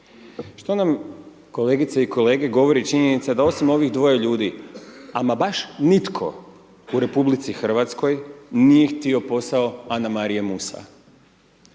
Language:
Croatian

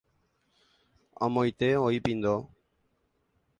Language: Guarani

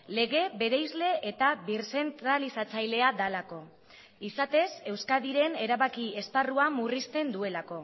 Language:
Basque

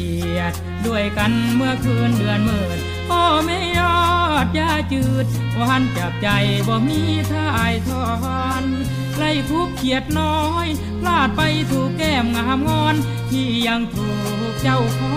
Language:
Thai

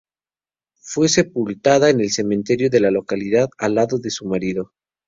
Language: Spanish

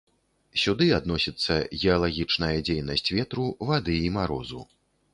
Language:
Belarusian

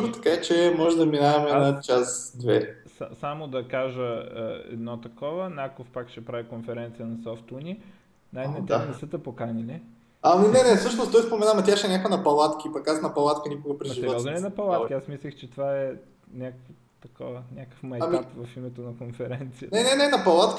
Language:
Bulgarian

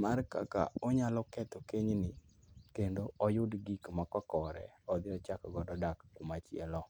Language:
Luo (Kenya and Tanzania)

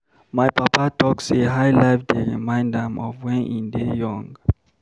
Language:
Nigerian Pidgin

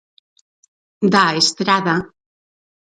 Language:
Galician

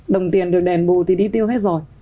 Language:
Vietnamese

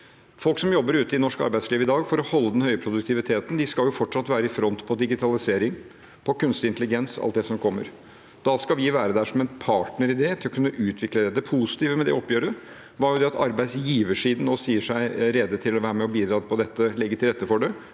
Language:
Norwegian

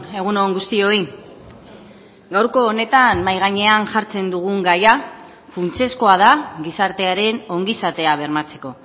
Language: Basque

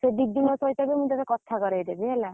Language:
Odia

